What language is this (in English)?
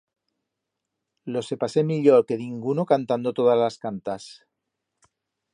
Aragonese